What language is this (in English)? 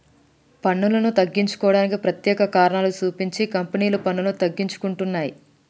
Telugu